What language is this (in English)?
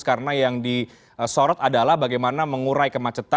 Indonesian